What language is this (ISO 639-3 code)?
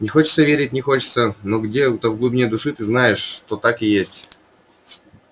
rus